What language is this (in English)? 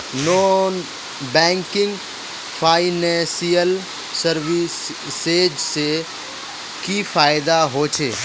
Magahi